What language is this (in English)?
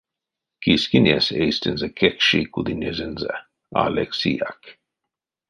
Erzya